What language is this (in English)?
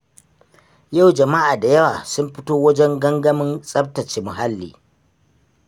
Hausa